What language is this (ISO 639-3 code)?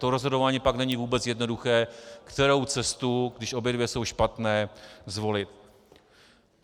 ces